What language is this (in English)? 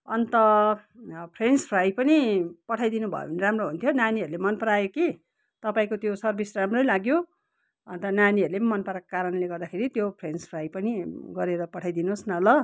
Nepali